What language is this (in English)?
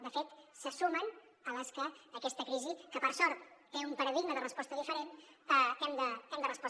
Catalan